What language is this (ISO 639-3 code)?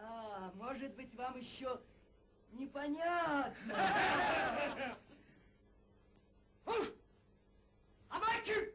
rus